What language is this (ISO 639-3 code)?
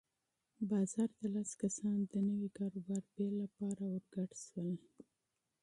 pus